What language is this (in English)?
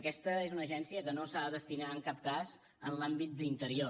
Catalan